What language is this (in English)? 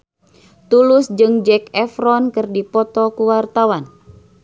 Sundanese